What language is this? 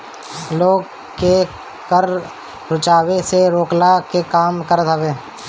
Bhojpuri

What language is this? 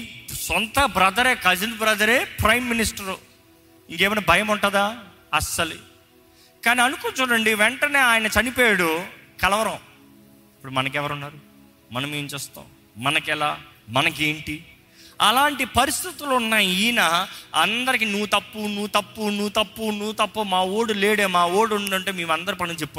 Telugu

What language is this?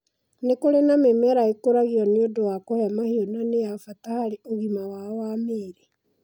Kikuyu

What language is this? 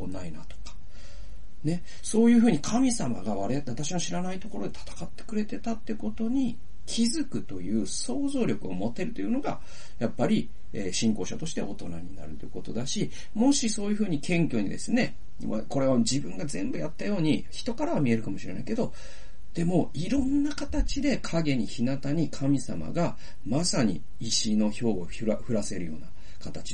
Japanese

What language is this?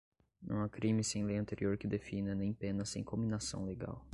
Portuguese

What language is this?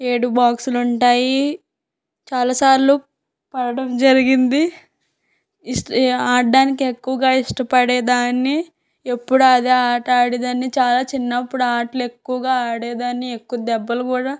Telugu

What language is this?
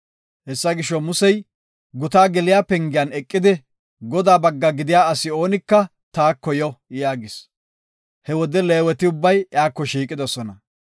Gofa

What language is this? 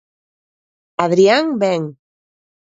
Galician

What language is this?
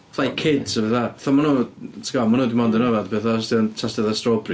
Welsh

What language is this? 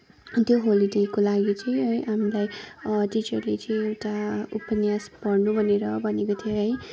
Nepali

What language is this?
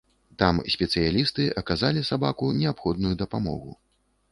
Belarusian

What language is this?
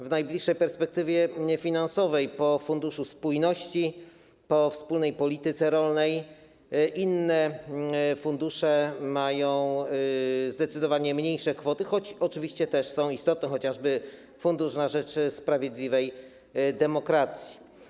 Polish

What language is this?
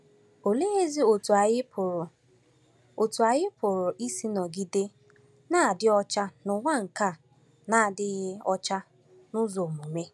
Igbo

